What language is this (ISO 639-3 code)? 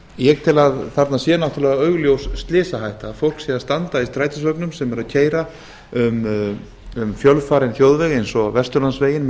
isl